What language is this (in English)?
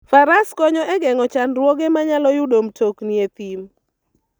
Luo (Kenya and Tanzania)